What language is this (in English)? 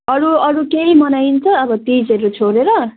Nepali